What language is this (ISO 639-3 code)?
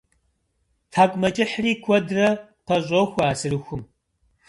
kbd